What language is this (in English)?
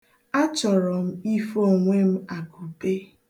Igbo